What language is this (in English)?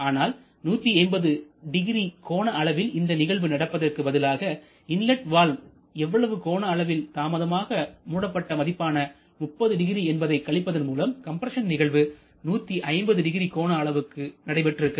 Tamil